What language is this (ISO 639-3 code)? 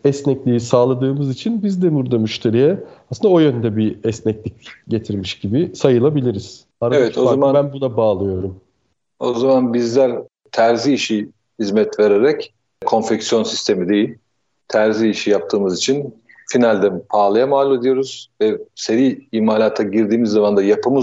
tur